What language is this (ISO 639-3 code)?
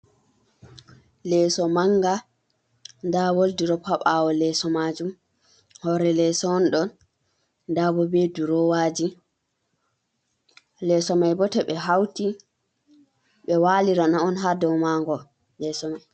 ful